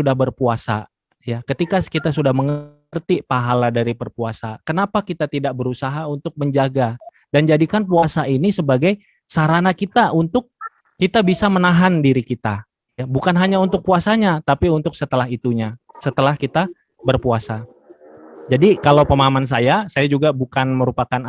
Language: Indonesian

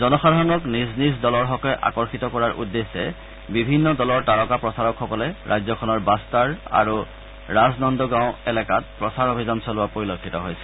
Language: Assamese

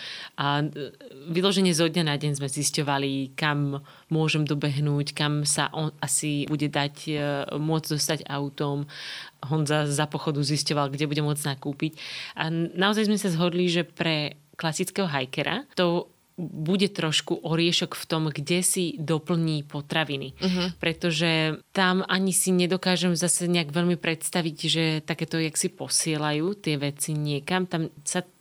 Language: Slovak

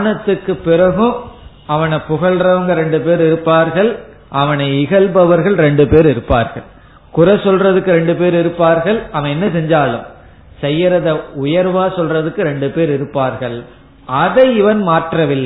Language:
Tamil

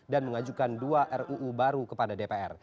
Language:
Indonesian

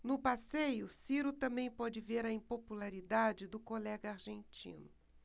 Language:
Portuguese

